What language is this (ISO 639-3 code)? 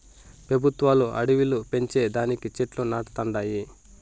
tel